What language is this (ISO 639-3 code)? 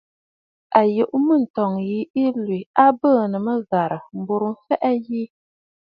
bfd